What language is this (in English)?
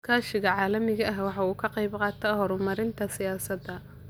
Somali